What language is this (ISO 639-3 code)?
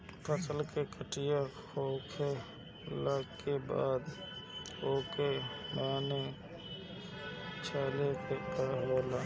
bho